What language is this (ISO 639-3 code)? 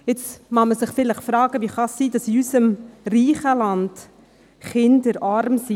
gsw